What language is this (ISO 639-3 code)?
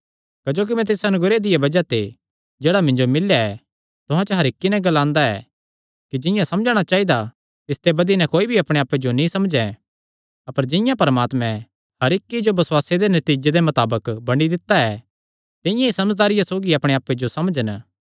xnr